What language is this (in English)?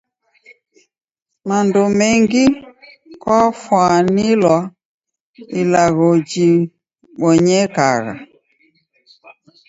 Taita